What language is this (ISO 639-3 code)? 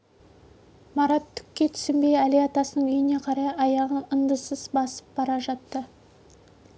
kaz